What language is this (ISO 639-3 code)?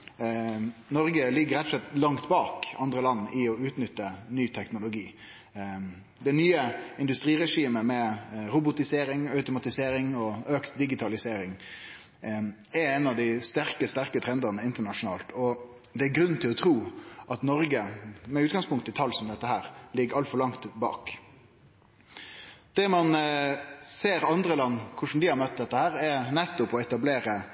nno